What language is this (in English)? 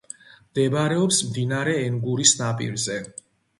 Georgian